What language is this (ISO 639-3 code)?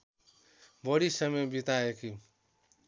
nep